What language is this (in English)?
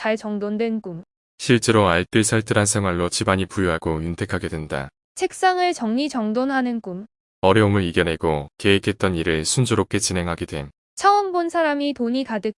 Korean